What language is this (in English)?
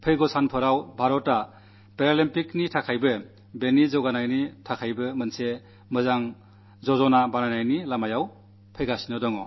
Malayalam